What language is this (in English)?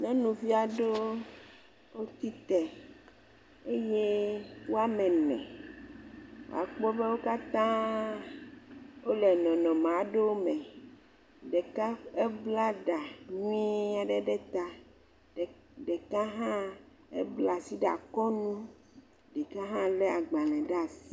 Ewe